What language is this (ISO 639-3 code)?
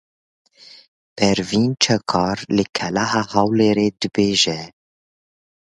kur